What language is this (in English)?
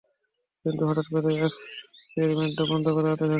Bangla